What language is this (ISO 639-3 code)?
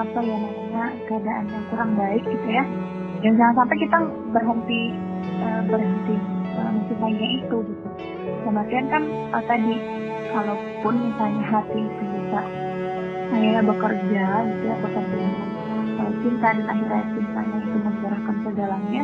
ind